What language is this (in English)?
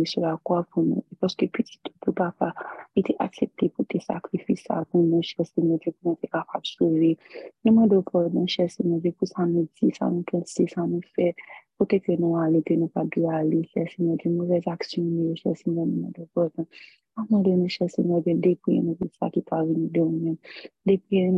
French